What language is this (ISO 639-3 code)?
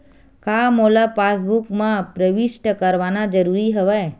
hne